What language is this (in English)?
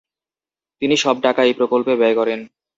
Bangla